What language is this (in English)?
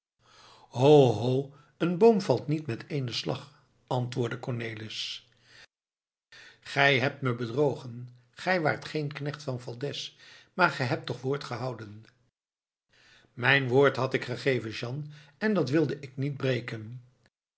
Dutch